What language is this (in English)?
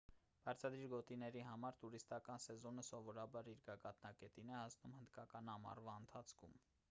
Armenian